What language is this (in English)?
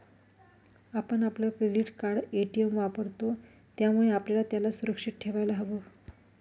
Marathi